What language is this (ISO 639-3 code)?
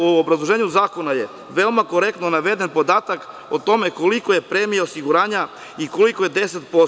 srp